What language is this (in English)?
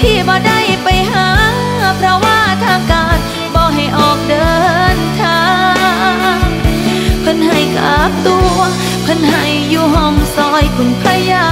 Thai